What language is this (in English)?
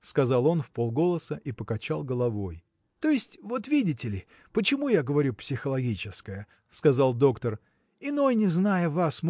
Russian